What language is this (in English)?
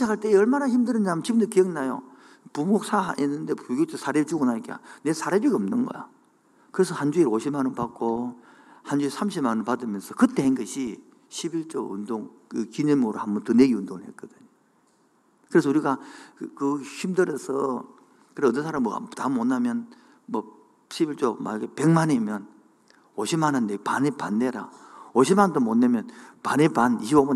Korean